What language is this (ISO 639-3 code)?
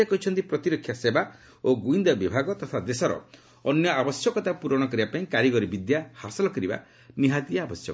ori